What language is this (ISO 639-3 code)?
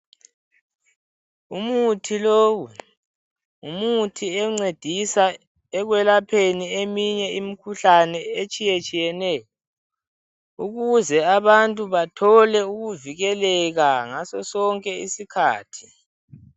nde